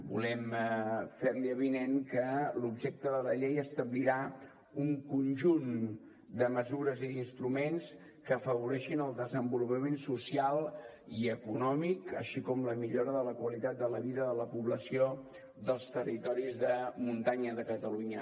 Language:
Catalan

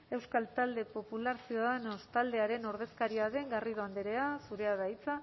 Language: Basque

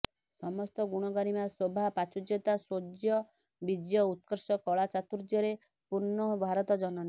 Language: Odia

